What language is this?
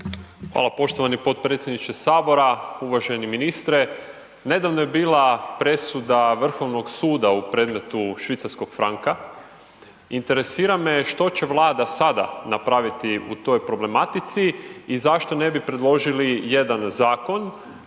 Croatian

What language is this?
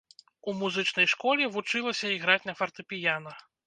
Belarusian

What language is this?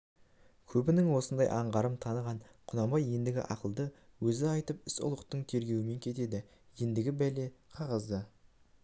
Kazakh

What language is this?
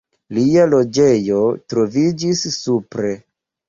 Esperanto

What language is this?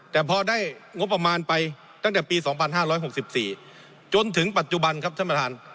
Thai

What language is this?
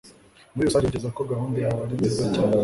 Kinyarwanda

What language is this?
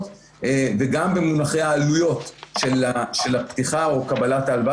Hebrew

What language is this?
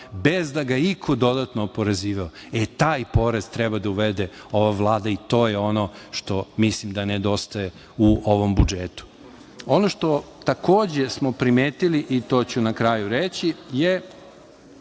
Serbian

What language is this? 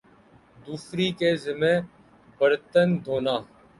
Urdu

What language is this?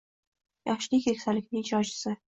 Uzbek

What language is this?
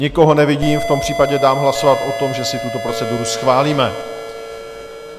Czech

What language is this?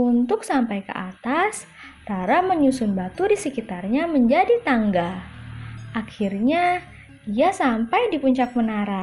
Indonesian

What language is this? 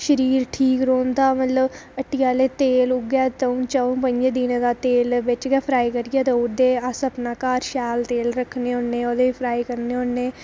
Dogri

